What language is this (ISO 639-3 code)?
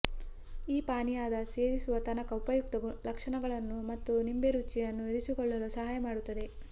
kan